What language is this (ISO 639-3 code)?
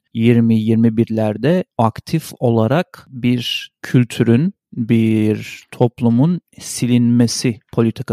tur